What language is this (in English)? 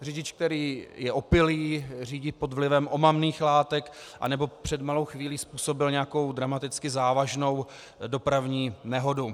Czech